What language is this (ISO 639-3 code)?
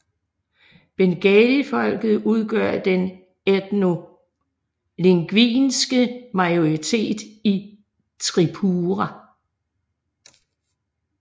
dan